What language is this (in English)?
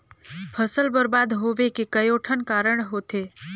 Chhattisgarhi